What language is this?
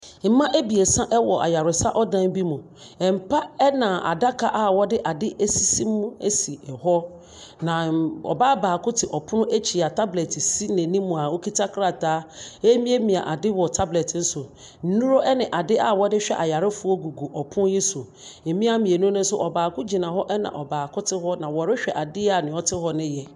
Akan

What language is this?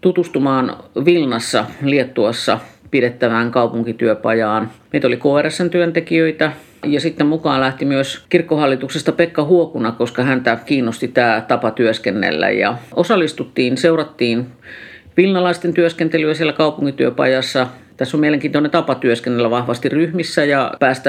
Finnish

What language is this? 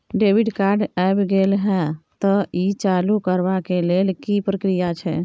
Maithili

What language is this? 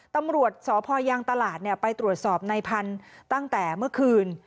Thai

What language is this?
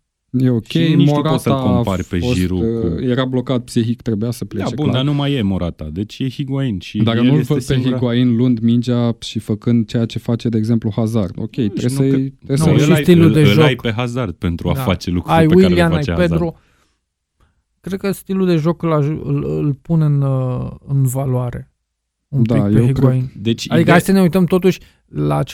Romanian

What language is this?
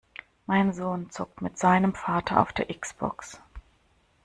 German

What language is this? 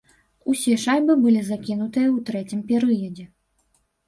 Belarusian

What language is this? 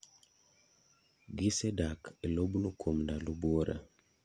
Luo (Kenya and Tanzania)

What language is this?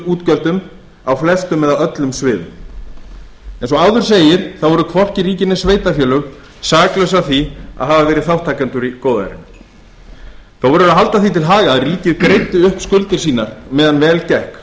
Icelandic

